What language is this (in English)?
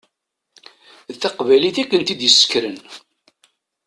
Kabyle